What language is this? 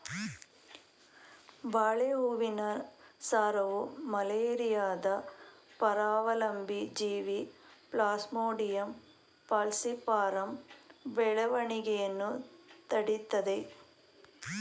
Kannada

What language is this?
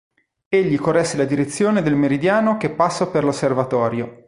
Italian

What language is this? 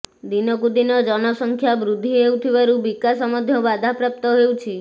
Odia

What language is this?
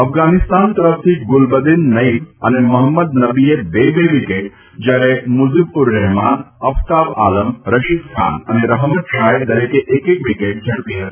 Gujarati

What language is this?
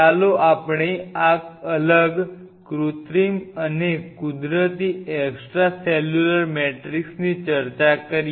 Gujarati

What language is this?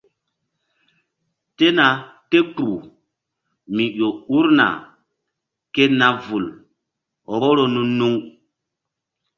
Mbum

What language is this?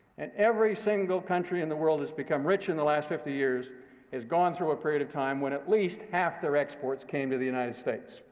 English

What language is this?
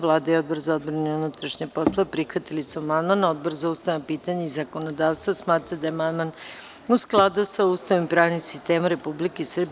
Serbian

